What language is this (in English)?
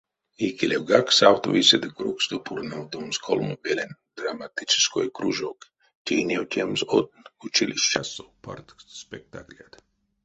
Erzya